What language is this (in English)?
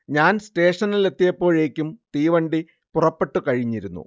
Malayalam